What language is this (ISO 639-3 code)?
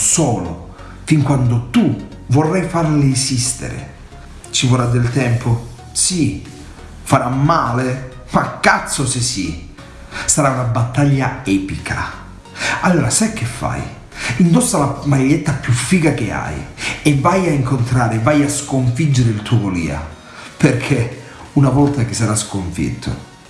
ita